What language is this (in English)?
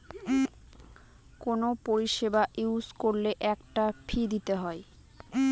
Bangla